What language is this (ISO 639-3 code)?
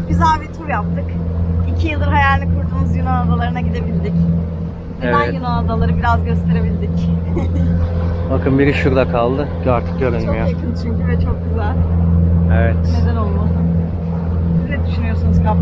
tur